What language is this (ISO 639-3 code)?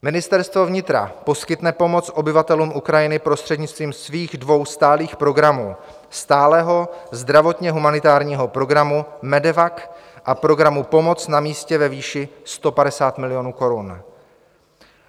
ces